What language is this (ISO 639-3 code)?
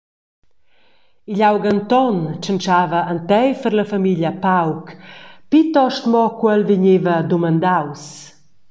roh